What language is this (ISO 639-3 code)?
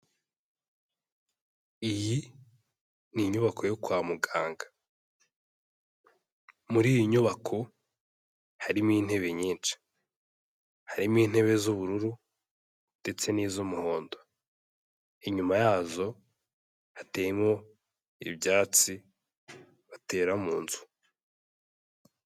kin